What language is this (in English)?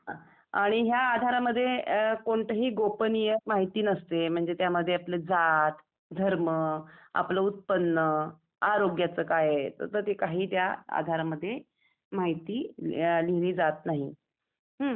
Marathi